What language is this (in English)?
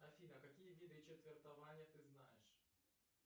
Russian